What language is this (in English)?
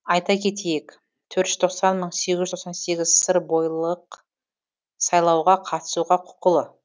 Kazakh